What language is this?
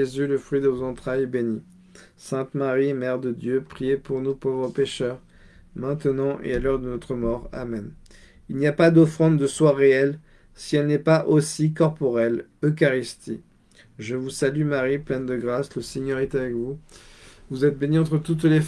French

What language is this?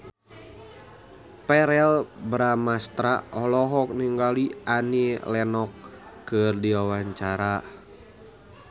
Sundanese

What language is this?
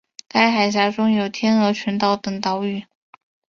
Chinese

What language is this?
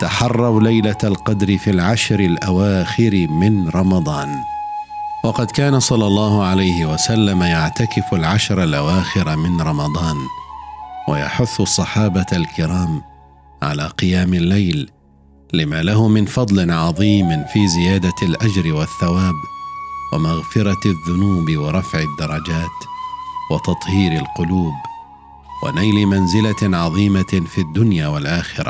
Arabic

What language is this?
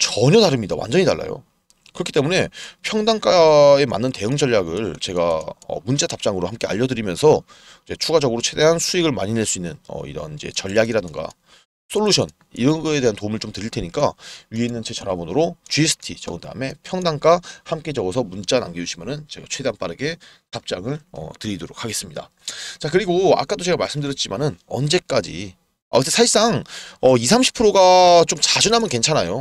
Korean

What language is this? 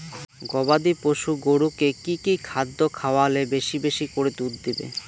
Bangla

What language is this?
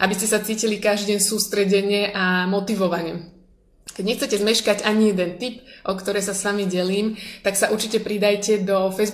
Slovak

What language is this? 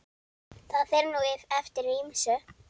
Icelandic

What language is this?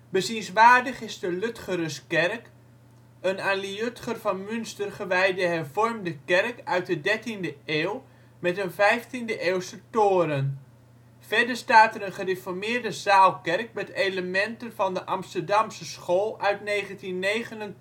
Dutch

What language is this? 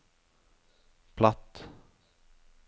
Norwegian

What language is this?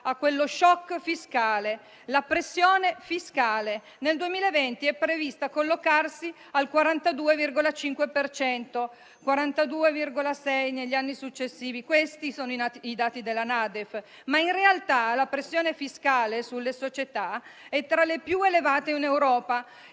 Italian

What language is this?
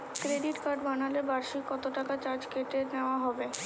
Bangla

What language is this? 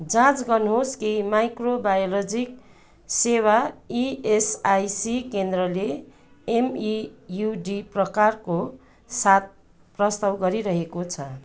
Nepali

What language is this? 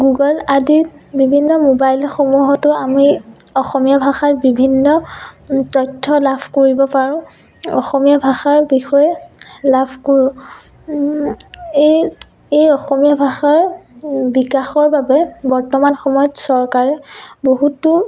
Assamese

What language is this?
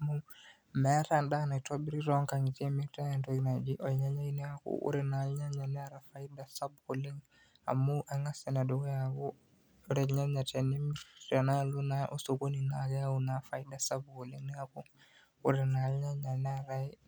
Masai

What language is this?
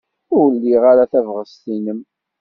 Kabyle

